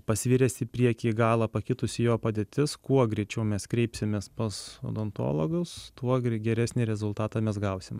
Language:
Lithuanian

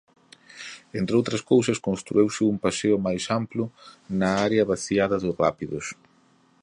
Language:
Galician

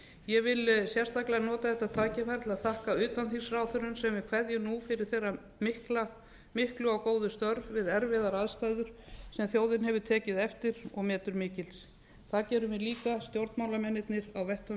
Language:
Icelandic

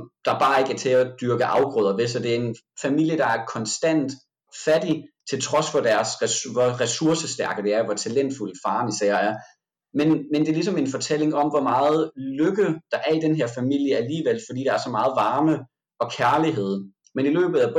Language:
Danish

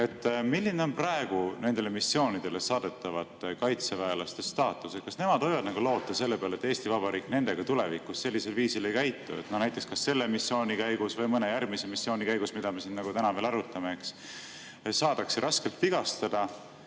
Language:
Estonian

